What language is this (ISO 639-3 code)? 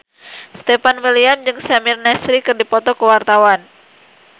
sun